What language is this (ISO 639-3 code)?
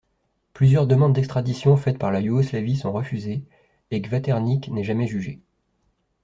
fra